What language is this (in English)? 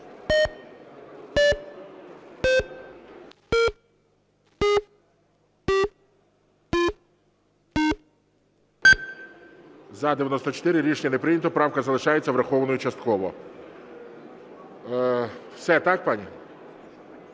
Ukrainian